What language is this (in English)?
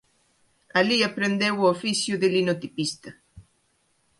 Galician